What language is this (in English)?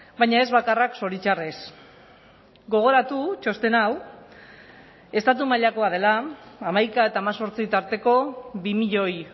Basque